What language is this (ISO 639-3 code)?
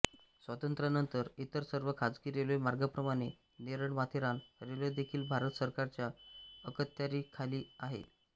mar